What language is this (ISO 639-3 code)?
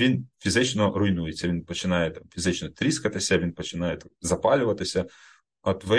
ukr